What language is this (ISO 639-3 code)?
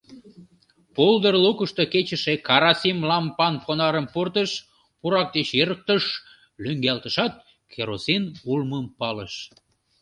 chm